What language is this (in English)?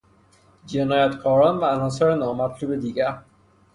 Persian